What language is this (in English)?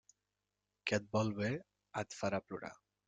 Catalan